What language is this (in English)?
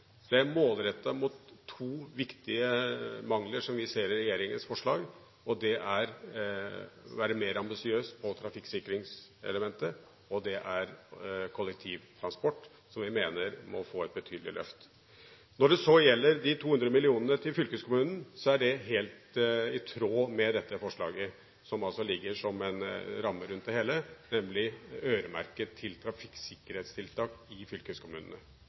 Norwegian Bokmål